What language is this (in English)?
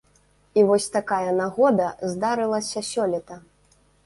Belarusian